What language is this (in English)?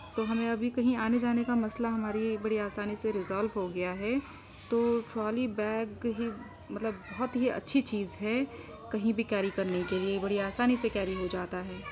Urdu